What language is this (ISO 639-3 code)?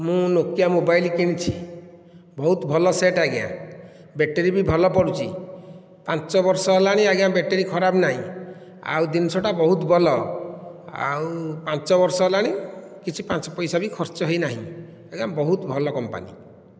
ori